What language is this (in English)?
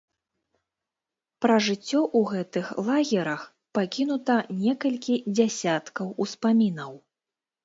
Belarusian